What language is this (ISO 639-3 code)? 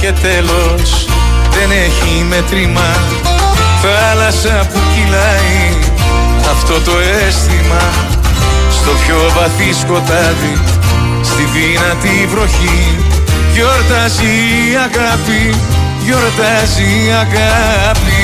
ell